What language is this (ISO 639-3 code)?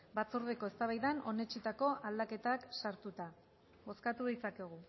eus